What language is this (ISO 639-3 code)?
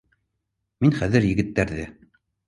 bak